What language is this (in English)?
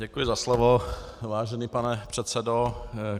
Czech